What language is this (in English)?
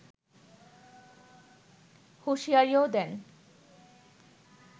Bangla